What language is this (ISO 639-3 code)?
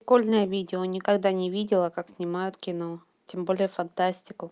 rus